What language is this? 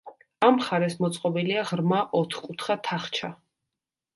Georgian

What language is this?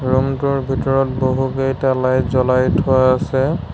Assamese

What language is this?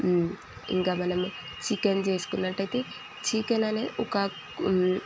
Telugu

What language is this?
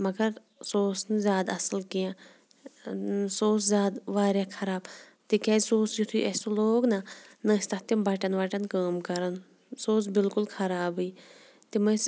Kashmiri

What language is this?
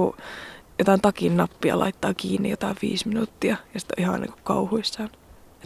Finnish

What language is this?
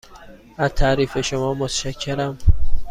Persian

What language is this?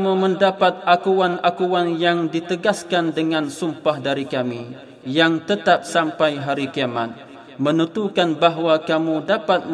Malay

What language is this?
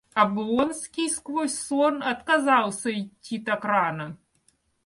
Russian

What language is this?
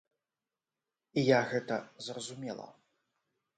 Belarusian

